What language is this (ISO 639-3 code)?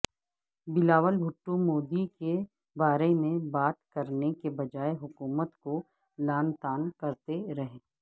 urd